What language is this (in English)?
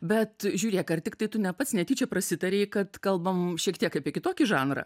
Lithuanian